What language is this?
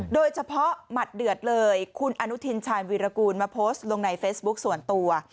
Thai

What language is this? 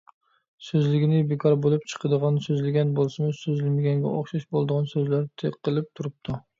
Uyghur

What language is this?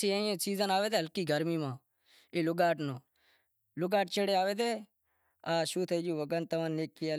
Wadiyara Koli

